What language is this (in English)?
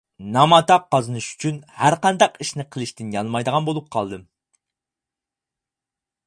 Uyghur